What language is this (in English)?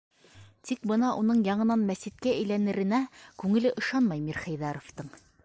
Bashkir